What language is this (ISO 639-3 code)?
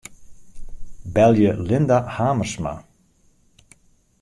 fry